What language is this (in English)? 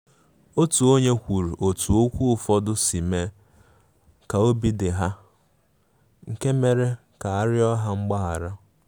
Igbo